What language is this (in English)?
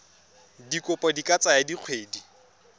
Tswana